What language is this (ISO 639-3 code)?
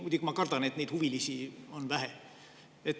est